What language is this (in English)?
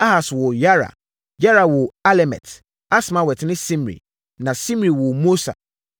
Akan